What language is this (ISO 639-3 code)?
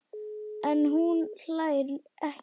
isl